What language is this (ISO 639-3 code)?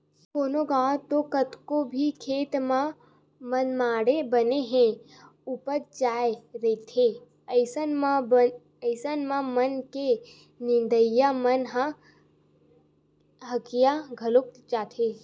hne